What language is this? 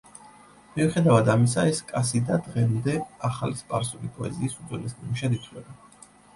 Georgian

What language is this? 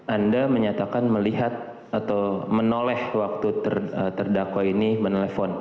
Indonesian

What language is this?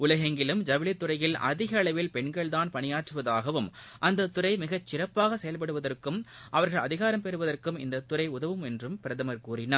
Tamil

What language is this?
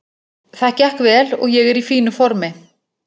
Icelandic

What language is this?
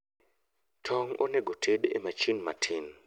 Luo (Kenya and Tanzania)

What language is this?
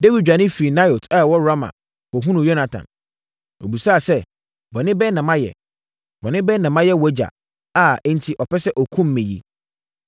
Akan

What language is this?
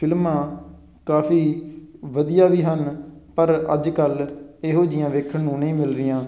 Punjabi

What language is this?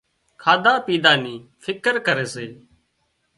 Wadiyara Koli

